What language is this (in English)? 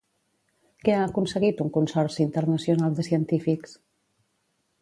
Catalan